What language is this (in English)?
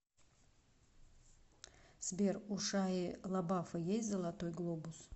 Russian